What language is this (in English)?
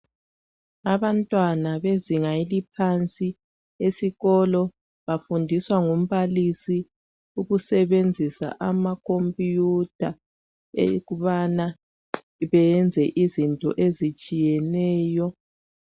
North Ndebele